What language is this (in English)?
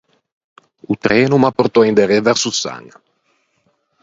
Ligurian